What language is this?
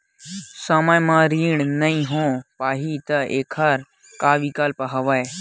Chhattisgarhi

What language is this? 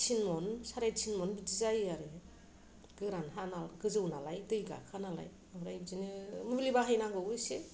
Bodo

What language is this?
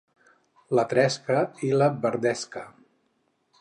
Catalan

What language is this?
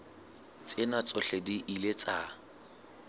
Southern Sotho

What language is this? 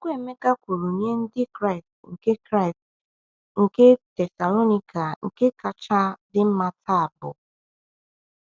Igbo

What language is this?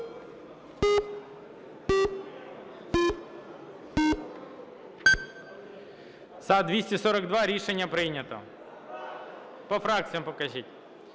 Ukrainian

